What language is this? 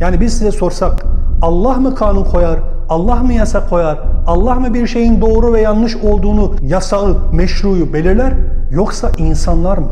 Turkish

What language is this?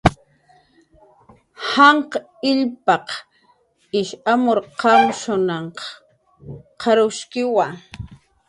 Jaqaru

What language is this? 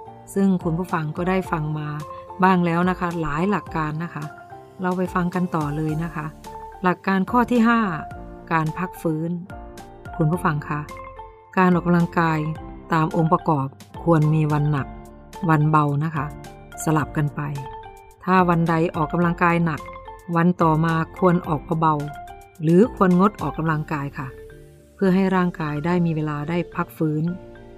Thai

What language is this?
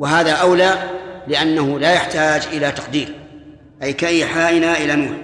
Arabic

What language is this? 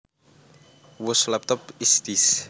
Javanese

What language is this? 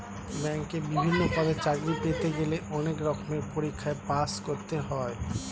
Bangla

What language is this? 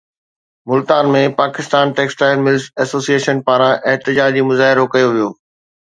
Sindhi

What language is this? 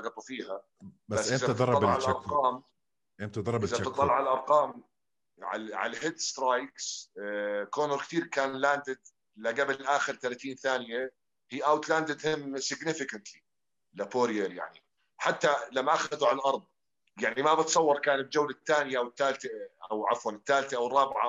Arabic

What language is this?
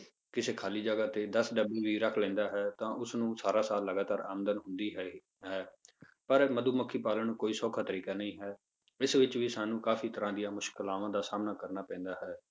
Punjabi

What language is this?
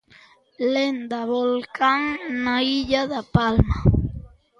Galician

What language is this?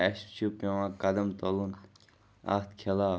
Kashmiri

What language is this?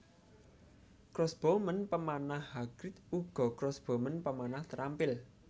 Javanese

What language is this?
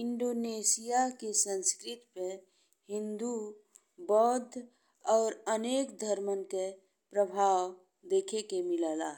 Bhojpuri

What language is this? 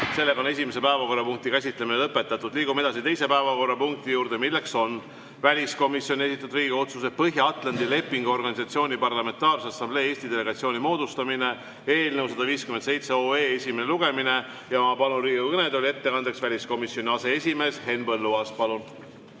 Estonian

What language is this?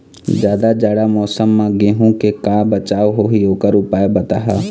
Chhattisgarhi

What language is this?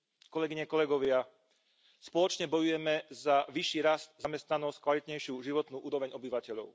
Slovak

